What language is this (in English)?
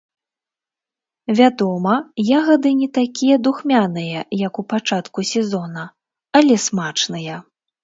Belarusian